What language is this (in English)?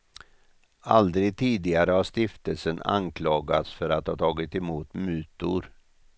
Swedish